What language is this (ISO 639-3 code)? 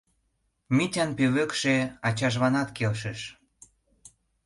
chm